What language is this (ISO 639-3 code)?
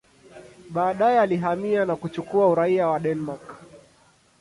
swa